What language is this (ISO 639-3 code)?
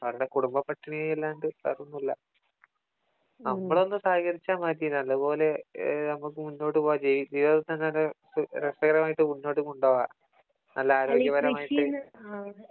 mal